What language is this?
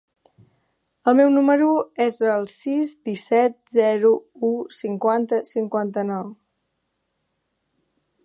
Catalan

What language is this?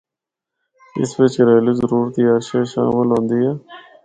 Northern Hindko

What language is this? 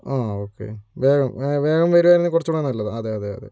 Malayalam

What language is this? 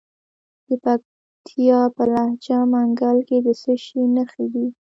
Pashto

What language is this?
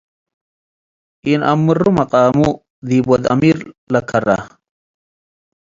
Tigre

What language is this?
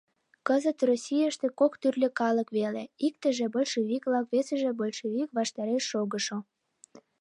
Mari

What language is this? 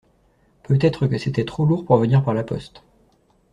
French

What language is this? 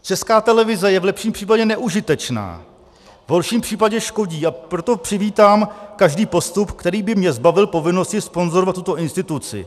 Czech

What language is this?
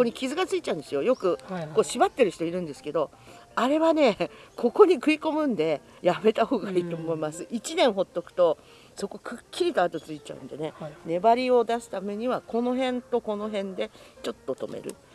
Japanese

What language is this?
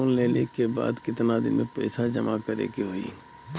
Bhojpuri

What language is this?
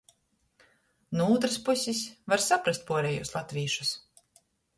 Latgalian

